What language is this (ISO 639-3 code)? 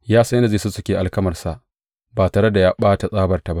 hau